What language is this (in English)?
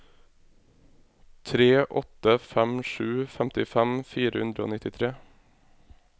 Norwegian